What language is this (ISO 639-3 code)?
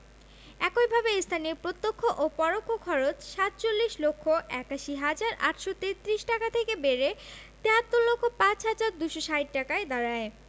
ben